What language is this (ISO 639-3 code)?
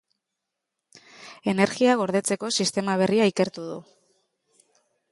eus